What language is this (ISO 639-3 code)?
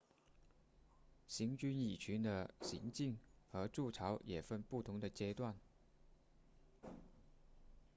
zho